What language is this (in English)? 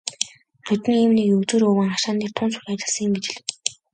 Mongolian